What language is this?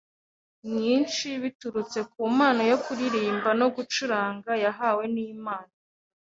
Kinyarwanda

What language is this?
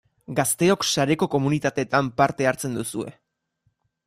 Basque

